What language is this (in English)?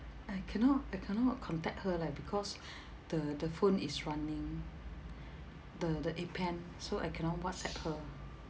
English